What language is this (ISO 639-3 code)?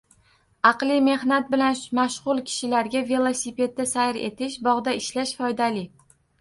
uzb